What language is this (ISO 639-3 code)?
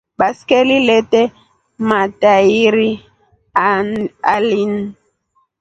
rof